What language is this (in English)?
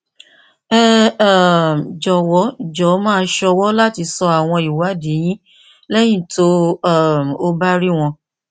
Yoruba